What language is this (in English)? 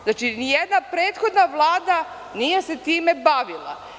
Serbian